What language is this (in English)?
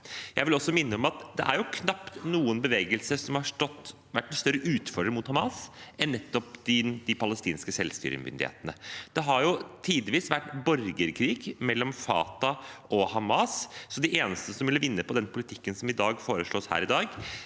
Norwegian